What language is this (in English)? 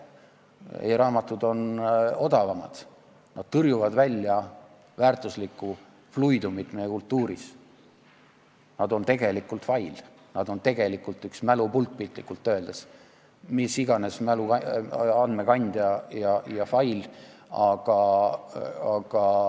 Estonian